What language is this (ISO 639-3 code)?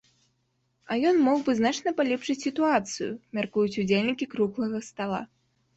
bel